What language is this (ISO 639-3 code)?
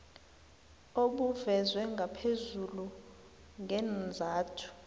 nbl